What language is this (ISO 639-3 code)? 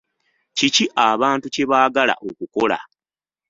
lug